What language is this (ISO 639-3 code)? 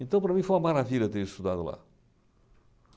por